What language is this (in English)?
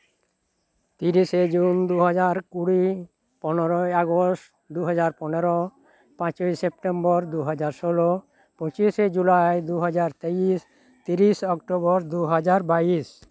Santali